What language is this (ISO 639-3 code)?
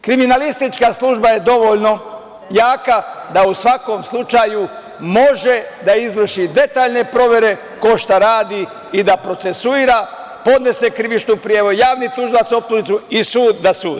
srp